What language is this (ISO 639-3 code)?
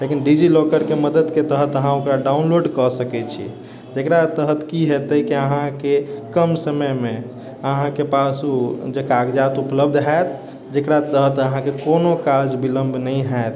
mai